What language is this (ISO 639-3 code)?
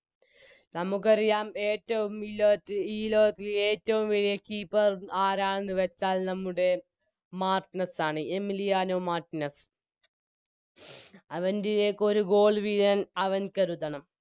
mal